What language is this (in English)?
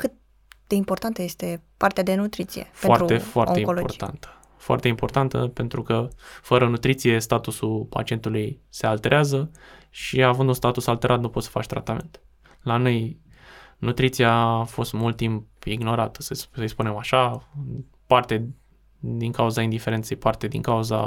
Romanian